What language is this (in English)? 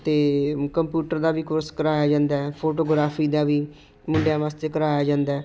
Punjabi